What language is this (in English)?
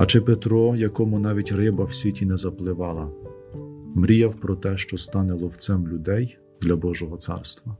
Ukrainian